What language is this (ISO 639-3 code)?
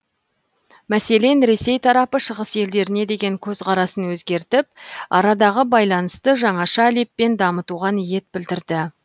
kaz